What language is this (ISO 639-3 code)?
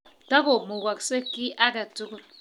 kln